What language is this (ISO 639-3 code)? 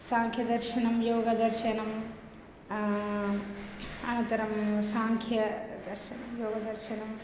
san